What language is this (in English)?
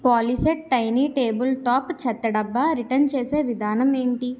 Telugu